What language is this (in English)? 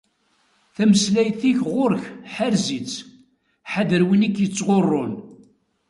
Kabyle